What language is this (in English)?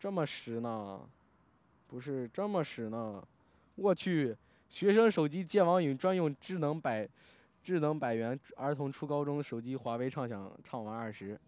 Chinese